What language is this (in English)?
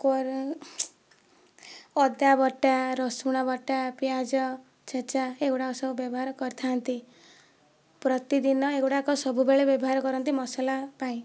Odia